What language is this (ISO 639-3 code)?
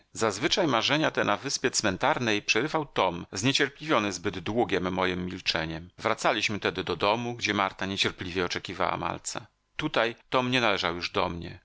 pol